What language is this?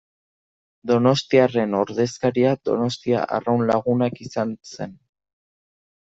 Basque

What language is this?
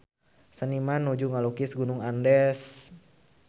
Sundanese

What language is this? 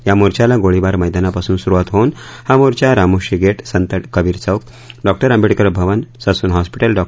Marathi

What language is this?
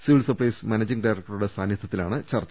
Malayalam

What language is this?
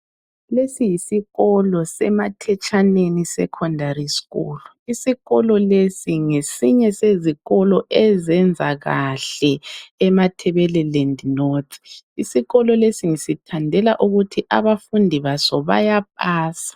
North Ndebele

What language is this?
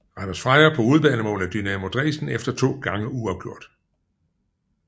Danish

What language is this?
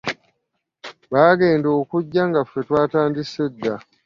Ganda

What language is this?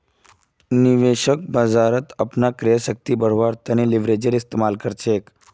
Magahi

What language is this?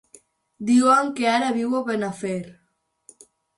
Catalan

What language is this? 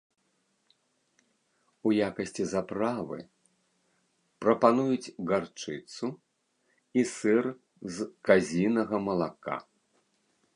Belarusian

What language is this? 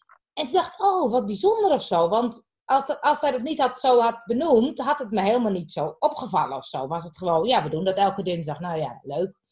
Dutch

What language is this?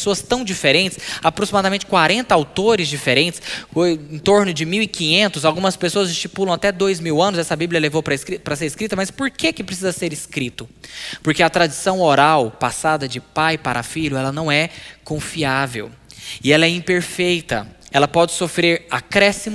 Portuguese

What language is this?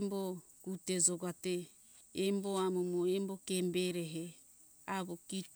Hunjara-Kaina Ke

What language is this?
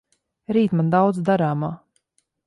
Latvian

